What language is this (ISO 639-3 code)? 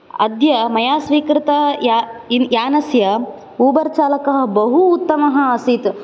san